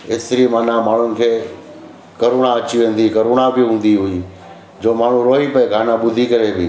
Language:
Sindhi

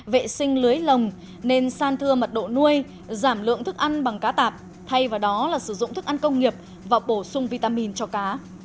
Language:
Vietnamese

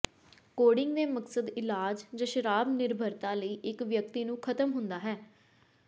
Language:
Punjabi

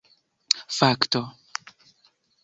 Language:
Esperanto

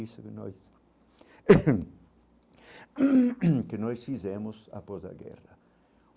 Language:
Portuguese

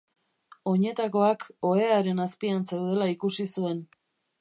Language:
Basque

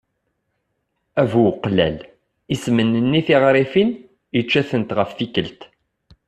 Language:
Kabyle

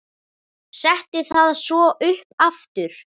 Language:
Icelandic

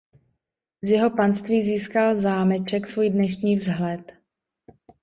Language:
Czech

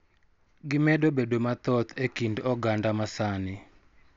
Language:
Luo (Kenya and Tanzania)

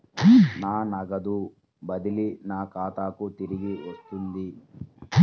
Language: Telugu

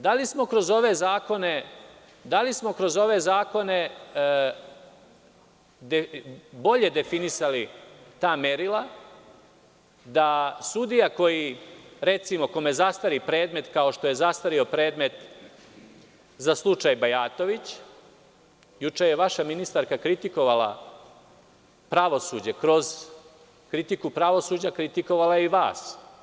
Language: Serbian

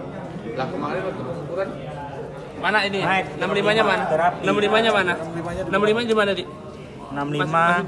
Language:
Indonesian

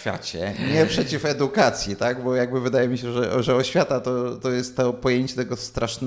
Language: Polish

